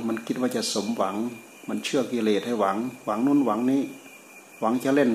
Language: Thai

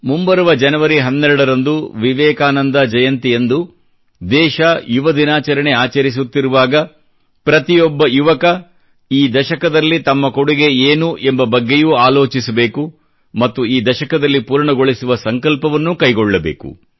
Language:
Kannada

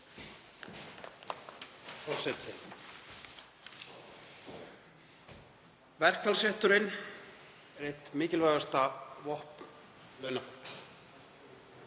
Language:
Icelandic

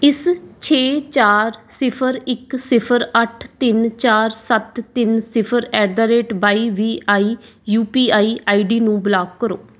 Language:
Punjabi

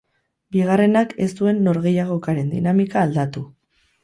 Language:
Basque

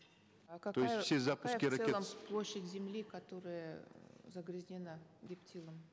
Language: Kazakh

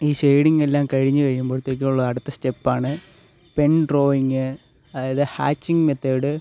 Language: Malayalam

